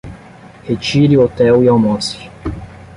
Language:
Portuguese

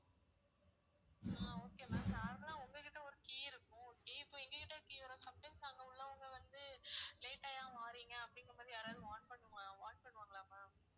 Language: Tamil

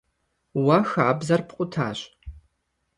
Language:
Kabardian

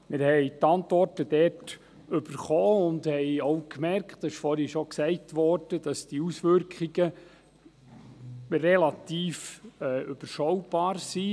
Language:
Swiss German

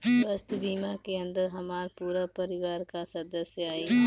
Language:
Bhojpuri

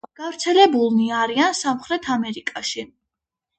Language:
Georgian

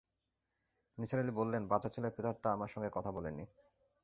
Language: Bangla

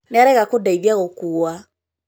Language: Kikuyu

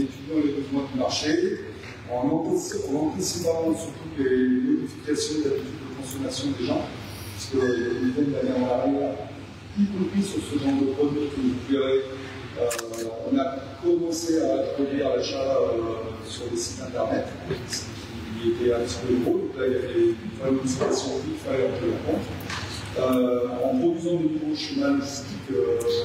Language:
French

